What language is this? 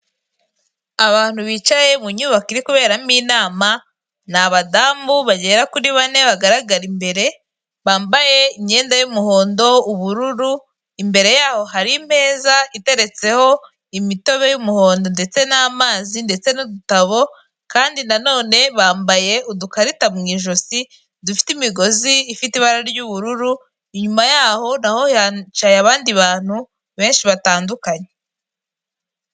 Kinyarwanda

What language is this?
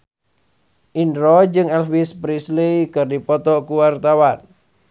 Sundanese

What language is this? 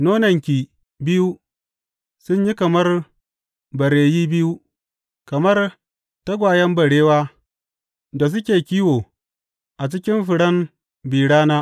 Hausa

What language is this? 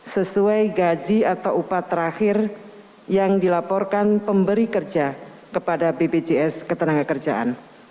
Indonesian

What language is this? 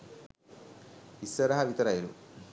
Sinhala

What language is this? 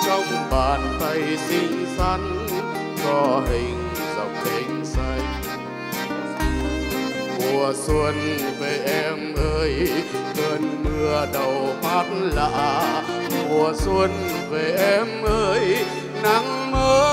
Vietnamese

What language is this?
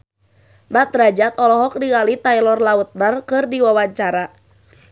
Sundanese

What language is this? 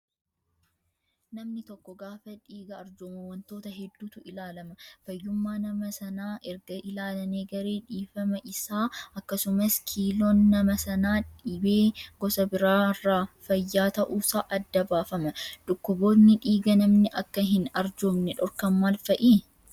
Oromo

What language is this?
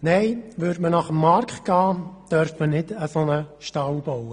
Swiss German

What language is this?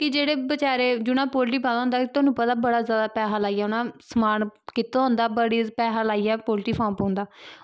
Dogri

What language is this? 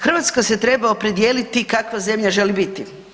Croatian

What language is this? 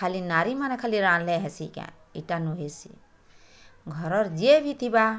Odia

